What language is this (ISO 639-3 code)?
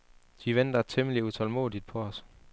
dan